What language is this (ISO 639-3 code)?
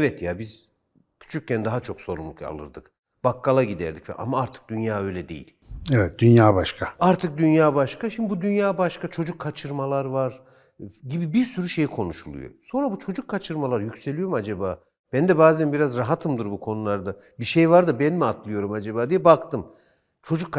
tur